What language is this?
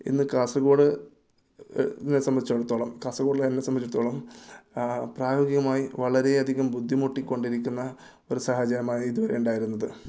Malayalam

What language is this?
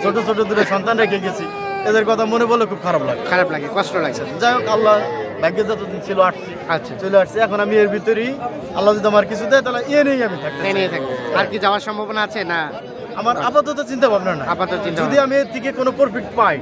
Bangla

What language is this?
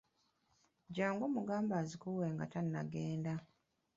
Ganda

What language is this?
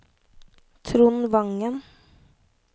Norwegian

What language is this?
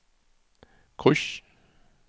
Danish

